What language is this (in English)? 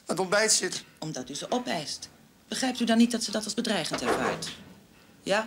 Dutch